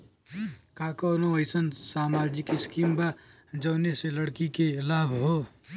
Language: Bhojpuri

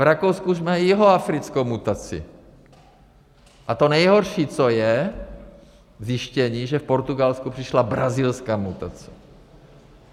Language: Czech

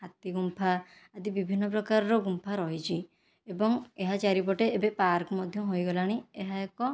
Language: Odia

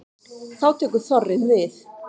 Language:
Icelandic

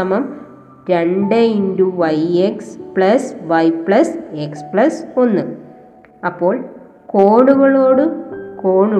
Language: Malayalam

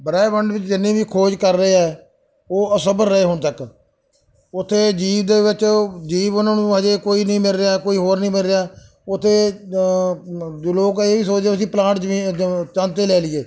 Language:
Punjabi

